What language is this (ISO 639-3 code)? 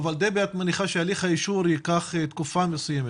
heb